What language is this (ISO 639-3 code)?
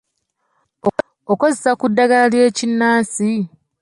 lug